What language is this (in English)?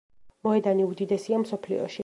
Georgian